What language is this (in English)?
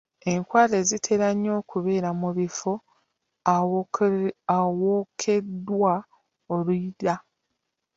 Ganda